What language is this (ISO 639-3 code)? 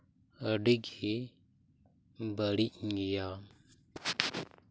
sat